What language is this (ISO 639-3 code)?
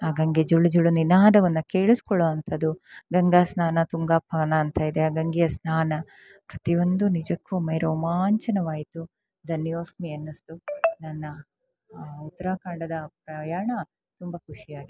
kan